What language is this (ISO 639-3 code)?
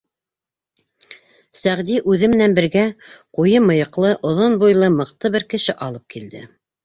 bak